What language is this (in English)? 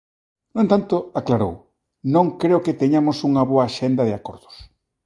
Galician